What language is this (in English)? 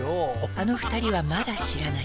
Japanese